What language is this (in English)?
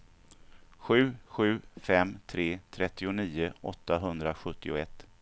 Swedish